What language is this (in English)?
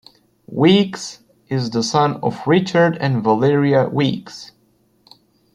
English